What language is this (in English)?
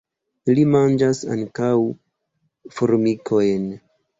Esperanto